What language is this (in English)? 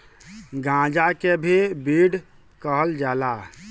Bhojpuri